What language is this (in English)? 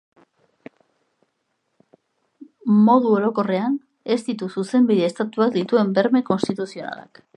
Basque